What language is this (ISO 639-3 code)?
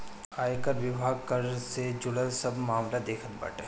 bho